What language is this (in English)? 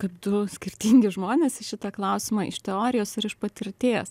Lithuanian